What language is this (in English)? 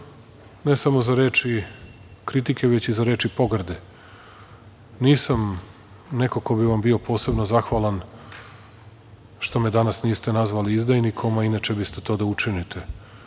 Serbian